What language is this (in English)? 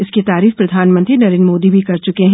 Hindi